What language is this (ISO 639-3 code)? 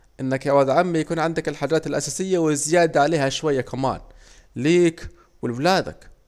aec